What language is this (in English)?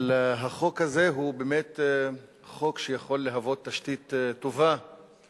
Hebrew